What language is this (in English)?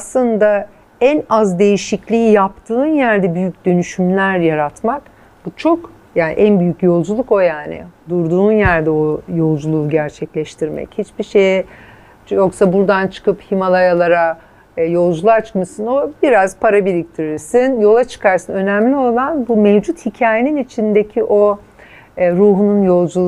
Turkish